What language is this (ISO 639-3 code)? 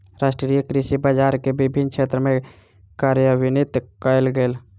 mai